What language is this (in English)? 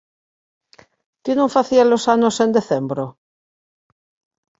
Galician